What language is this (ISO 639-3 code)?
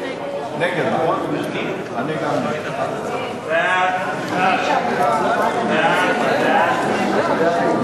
heb